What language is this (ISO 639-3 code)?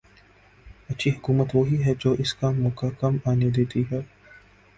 urd